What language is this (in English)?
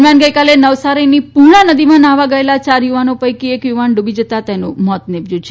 Gujarati